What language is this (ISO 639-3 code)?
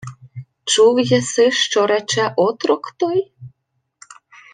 ukr